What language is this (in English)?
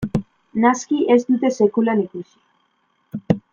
Basque